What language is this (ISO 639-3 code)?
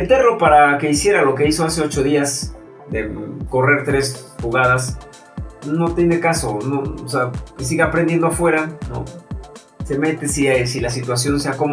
spa